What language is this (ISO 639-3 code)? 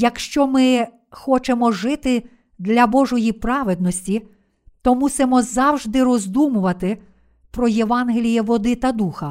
ukr